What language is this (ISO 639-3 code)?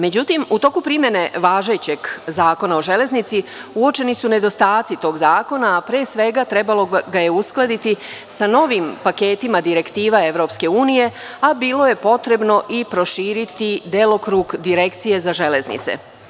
srp